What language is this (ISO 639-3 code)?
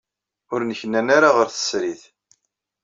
kab